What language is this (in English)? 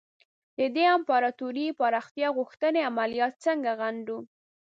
Pashto